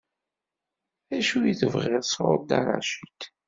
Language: Kabyle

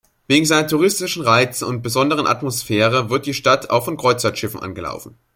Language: German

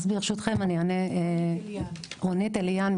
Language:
Hebrew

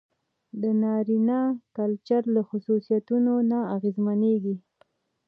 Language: Pashto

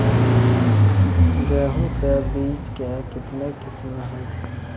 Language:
Maithili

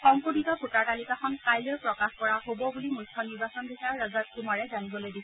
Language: Assamese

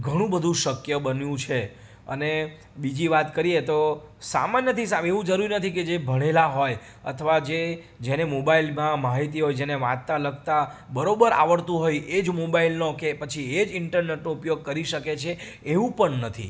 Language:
Gujarati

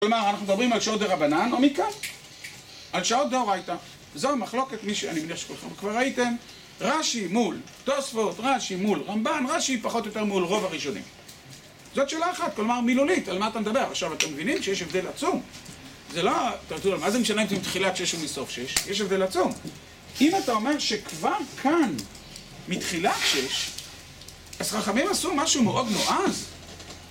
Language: Hebrew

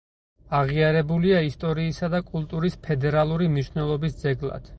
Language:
Georgian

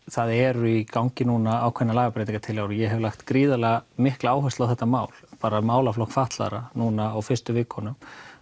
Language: Icelandic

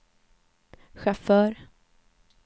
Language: Swedish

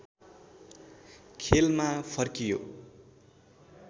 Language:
Nepali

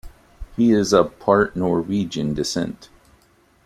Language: English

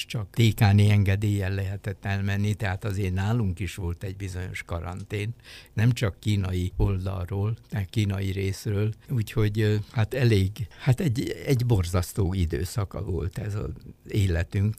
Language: Hungarian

